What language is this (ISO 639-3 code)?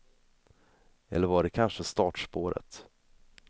swe